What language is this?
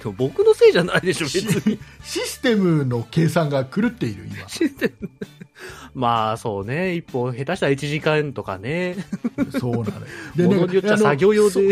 Japanese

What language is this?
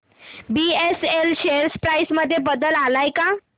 Marathi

